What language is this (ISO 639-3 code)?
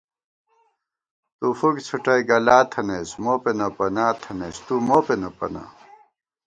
gwt